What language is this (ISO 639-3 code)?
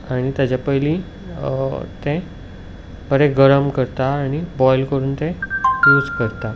kok